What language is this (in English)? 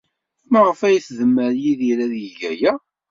Kabyle